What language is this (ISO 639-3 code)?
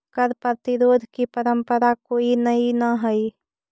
mag